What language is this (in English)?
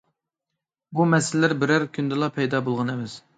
Uyghur